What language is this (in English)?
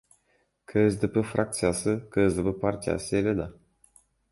Kyrgyz